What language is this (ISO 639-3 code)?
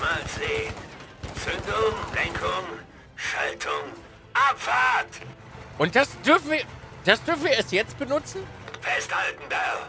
deu